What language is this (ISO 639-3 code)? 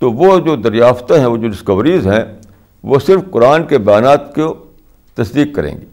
urd